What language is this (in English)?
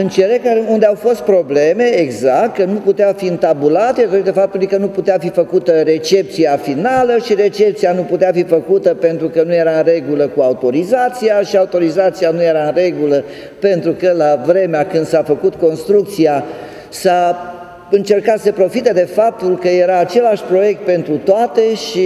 Romanian